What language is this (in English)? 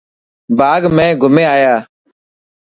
Dhatki